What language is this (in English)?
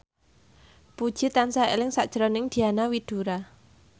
Javanese